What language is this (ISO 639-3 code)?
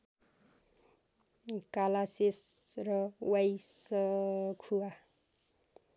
nep